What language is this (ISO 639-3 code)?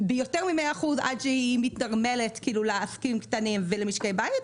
heb